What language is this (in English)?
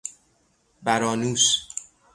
Persian